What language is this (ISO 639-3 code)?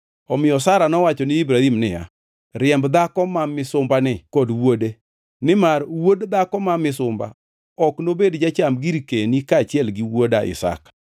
luo